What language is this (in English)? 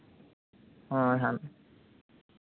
Santali